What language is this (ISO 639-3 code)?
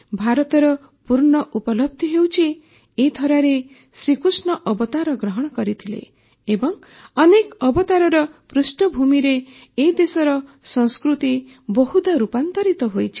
ori